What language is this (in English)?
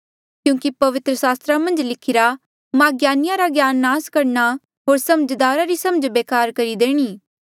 Mandeali